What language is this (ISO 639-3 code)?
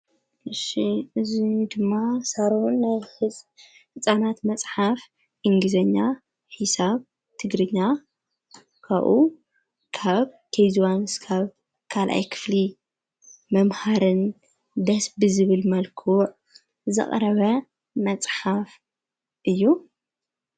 tir